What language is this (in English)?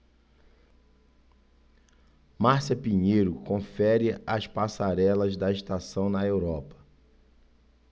Portuguese